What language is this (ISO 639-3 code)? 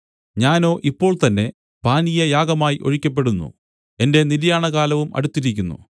mal